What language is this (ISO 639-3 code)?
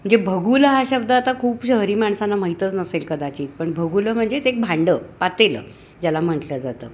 mar